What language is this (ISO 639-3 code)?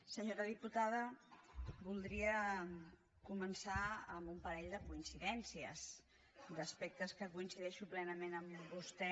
cat